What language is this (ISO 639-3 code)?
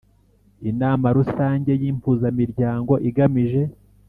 kin